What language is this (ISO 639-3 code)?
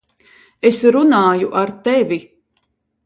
lav